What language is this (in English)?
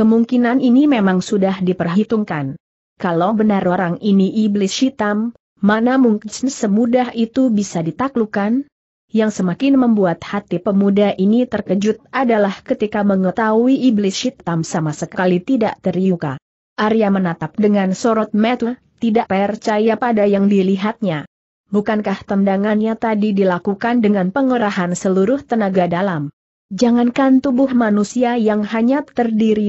Indonesian